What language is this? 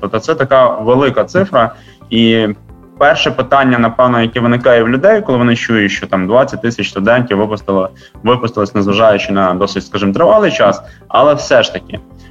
Ukrainian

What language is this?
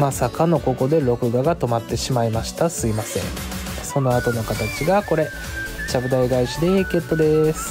Japanese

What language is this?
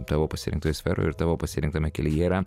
Lithuanian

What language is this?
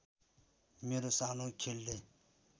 Nepali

